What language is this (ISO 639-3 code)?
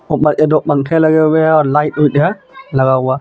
hin